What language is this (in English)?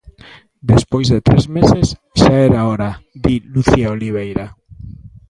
Galician